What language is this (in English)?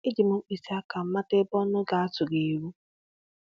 Igbo